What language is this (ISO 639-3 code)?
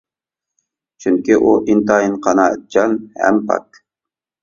uig